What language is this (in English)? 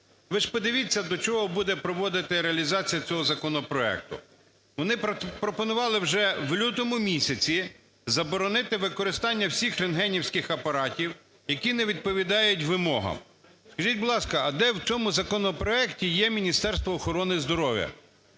Ukrainian